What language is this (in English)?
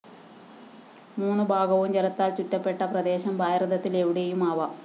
Malayalam